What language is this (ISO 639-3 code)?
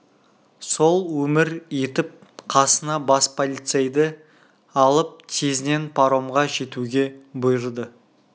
kaz